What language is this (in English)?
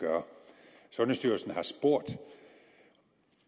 Danish